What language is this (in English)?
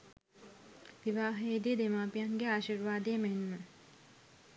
Sinhala